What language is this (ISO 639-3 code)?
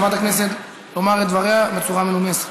heb